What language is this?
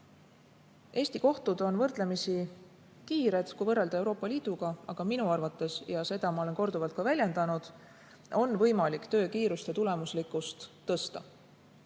Estonian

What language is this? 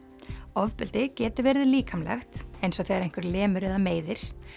Icelandic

